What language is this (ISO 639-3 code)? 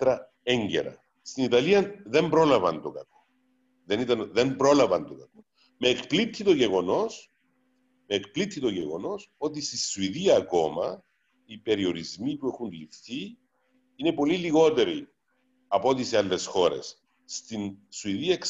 ell